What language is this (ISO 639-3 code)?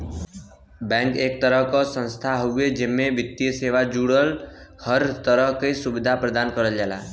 bho